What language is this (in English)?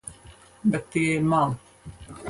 Latvian